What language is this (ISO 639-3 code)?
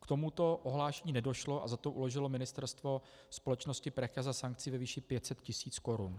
ces